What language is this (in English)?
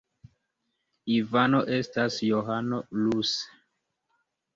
Esperanto